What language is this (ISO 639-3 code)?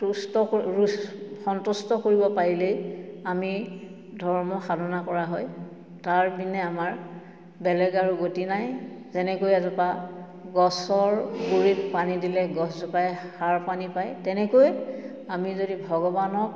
asm